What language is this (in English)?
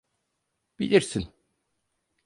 Turkish